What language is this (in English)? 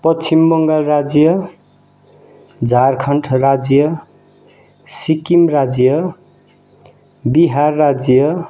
Nepali